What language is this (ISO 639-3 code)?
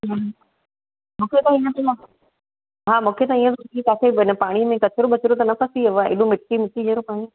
snd